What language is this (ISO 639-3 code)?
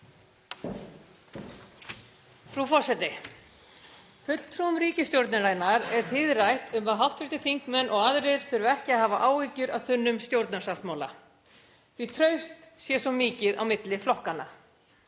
isl